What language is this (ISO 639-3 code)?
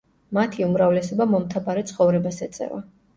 kat